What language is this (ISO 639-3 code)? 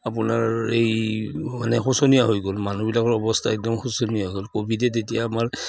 asm